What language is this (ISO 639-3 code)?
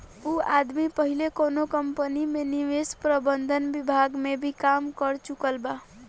bho